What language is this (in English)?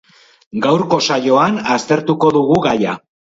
Basque